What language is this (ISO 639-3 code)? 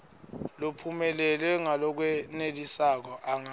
ssw